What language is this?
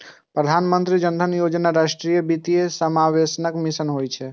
Maithili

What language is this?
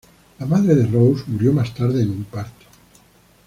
Spanish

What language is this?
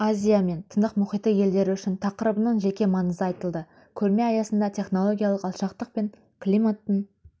Kazakh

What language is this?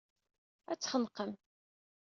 Kabyle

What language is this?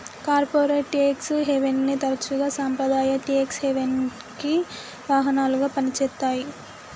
Telugu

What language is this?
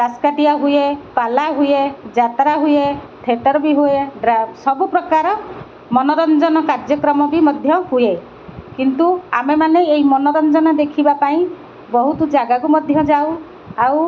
Odia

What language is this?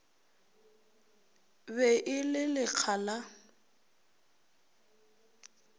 Northern Sotho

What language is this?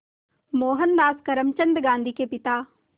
Hindi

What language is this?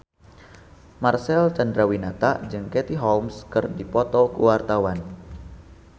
Sundanese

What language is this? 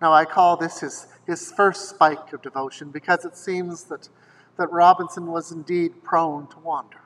English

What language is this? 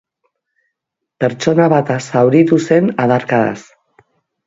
Basque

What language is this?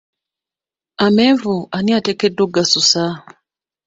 Ganda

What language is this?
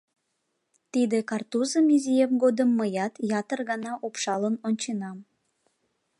Mari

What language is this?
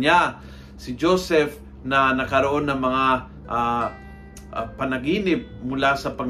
Filipino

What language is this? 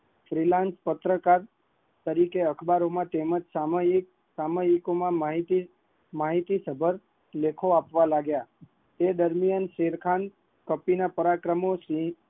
Gujarati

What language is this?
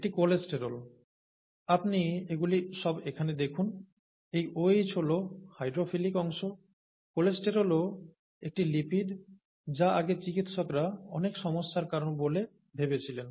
Bangla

